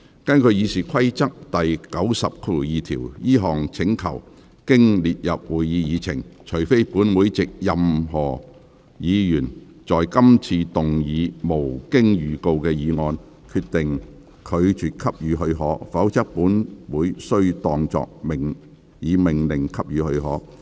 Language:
Cantonese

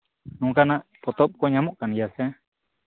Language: Santali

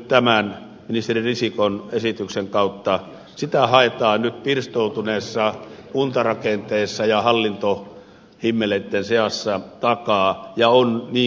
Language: Finnish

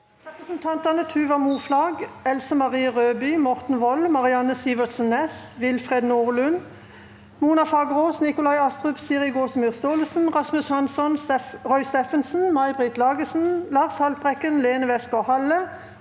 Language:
Norwegian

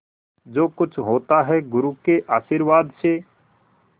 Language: Hindi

